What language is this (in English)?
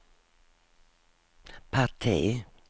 Swedish